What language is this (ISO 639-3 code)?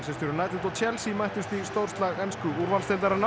isl